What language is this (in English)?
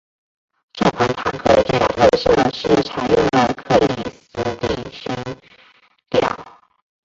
Chinese